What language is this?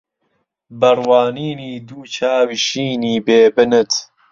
Central Kurdish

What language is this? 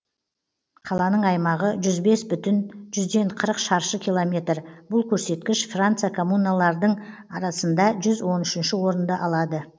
Kazakh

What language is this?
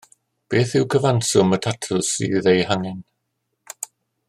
Welsh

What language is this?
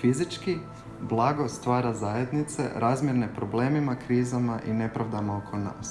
Croatian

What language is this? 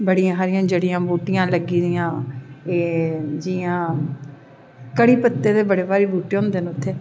Dogri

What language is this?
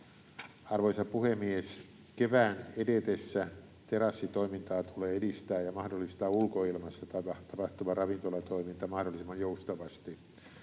Finnish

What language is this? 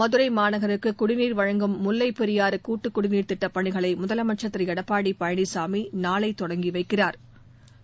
Tamil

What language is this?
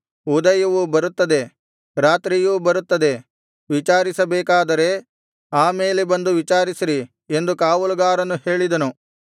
Kannada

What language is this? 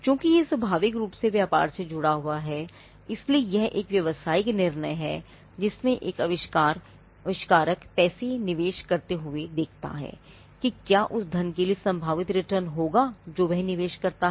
Hindi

